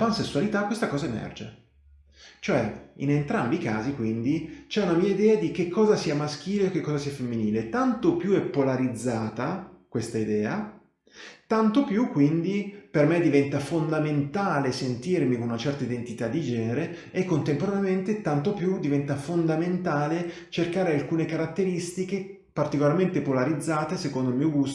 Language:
Italian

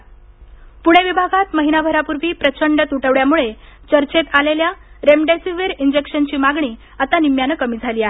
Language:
Marathi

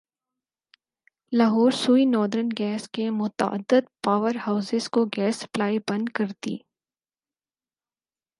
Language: Urdu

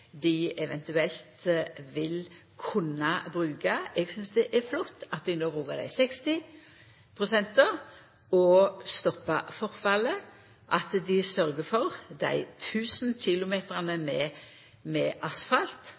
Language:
Norwegian Nynorsk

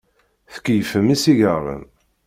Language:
Kabyle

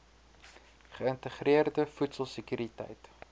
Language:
Afrikaans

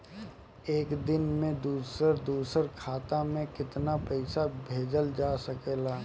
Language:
Bhojpuri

